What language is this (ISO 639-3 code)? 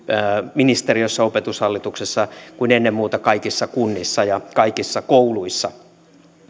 fin